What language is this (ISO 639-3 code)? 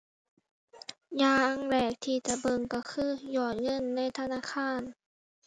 tha